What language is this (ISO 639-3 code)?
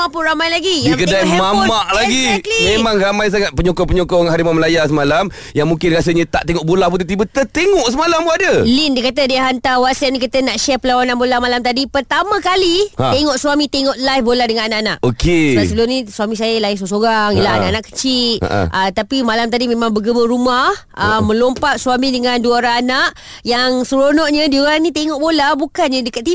msa